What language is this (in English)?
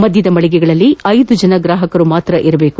Kannada